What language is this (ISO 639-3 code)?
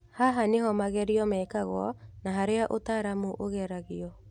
kik